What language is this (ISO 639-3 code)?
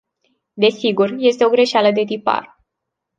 ron